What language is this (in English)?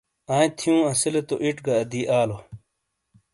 Shina